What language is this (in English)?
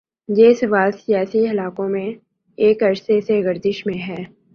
Urdu